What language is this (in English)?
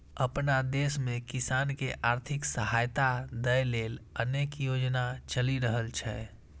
Maithili